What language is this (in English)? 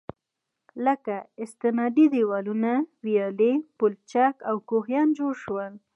Pashto